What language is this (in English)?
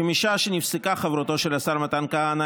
Hebrew